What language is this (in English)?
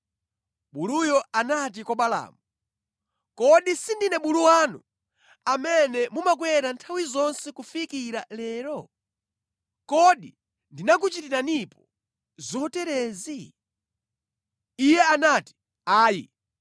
Nyanja